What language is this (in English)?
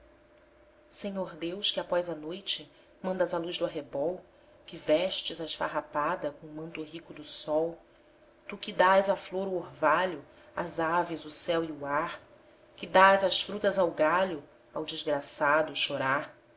Portuguese